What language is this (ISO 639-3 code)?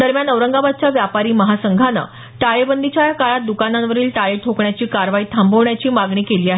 mar